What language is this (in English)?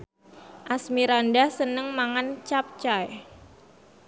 Javanese